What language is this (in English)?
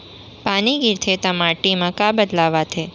Chhattisgarhi